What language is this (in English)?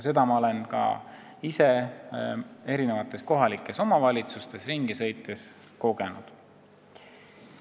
Estonian